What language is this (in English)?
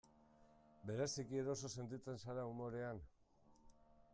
Basque